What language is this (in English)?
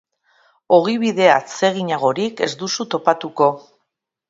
Basque